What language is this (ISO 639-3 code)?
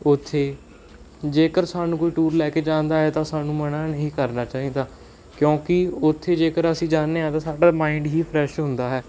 pan